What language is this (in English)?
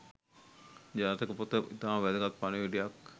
Sinhala